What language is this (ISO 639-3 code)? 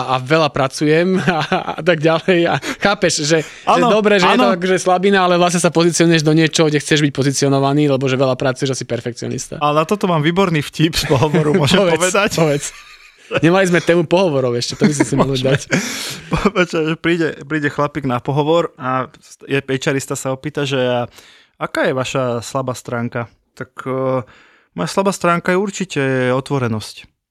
slk